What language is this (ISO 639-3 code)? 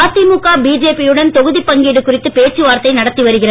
tam